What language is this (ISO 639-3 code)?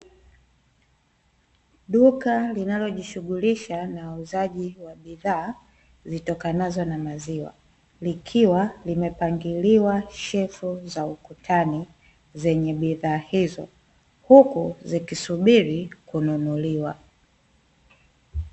swa